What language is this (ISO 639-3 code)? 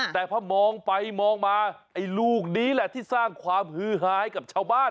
tha